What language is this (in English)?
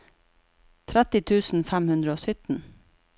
Norwegian